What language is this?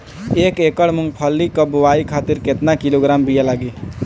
Bhojpuri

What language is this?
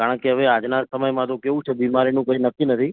Gujarati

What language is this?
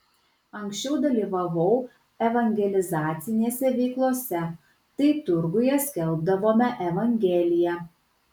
Lithuanian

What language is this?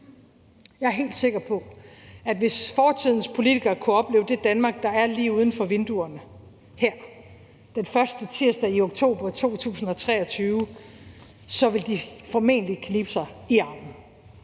Danish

